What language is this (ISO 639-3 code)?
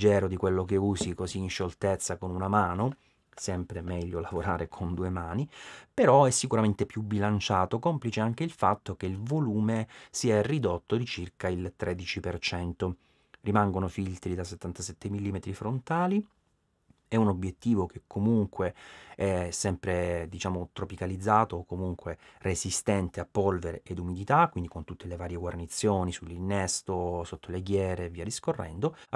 ita